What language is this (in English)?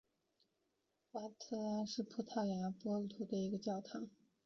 Chinese